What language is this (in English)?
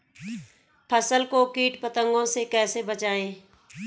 Hindi